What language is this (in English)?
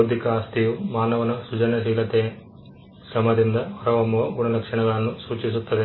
Kannada